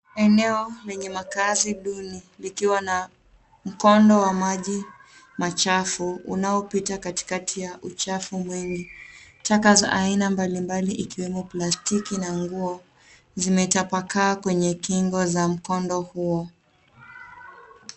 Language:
Swahili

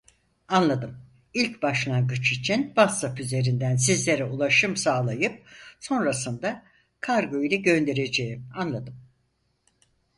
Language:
Turkish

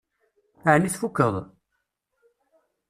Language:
Kabyle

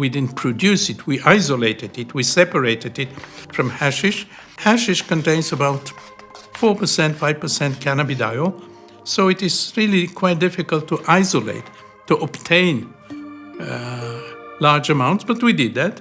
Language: English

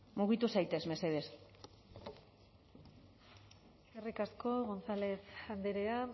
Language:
Basque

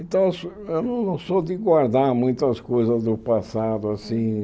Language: Portuguese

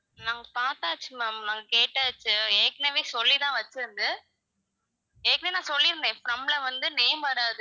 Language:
Tamil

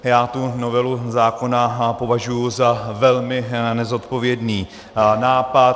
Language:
Czech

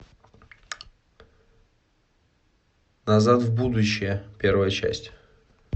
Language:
Russian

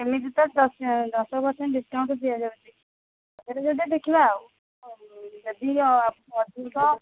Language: Odia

